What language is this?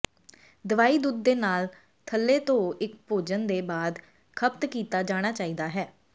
Punjabi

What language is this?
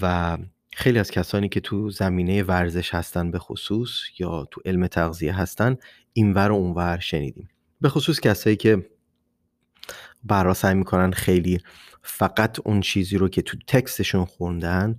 Persian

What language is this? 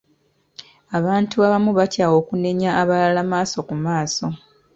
Ganda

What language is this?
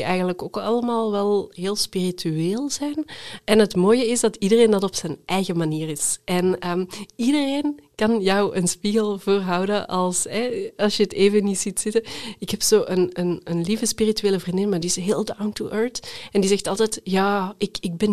Dutch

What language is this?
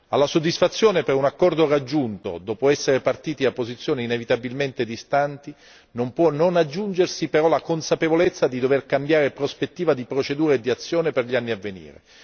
Italian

